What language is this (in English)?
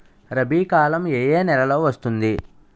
Telugu